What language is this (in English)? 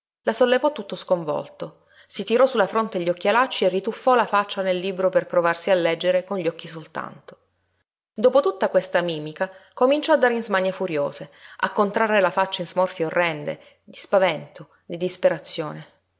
Italian